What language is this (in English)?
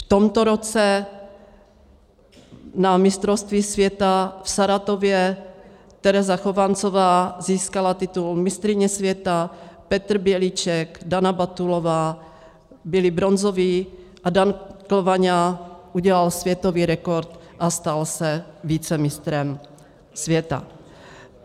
Czech